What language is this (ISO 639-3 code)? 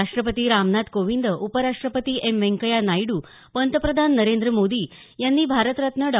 mar